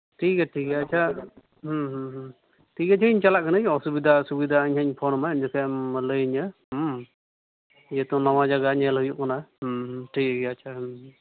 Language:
Santali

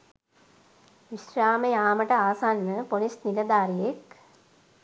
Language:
Sinhala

